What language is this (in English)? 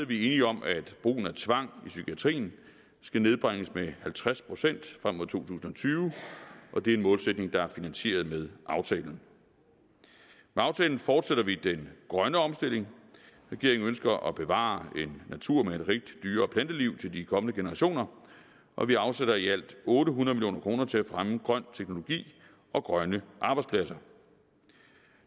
Danish